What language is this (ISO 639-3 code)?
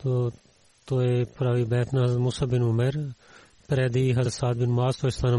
bul